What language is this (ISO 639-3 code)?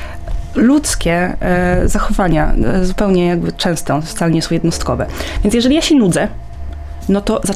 pol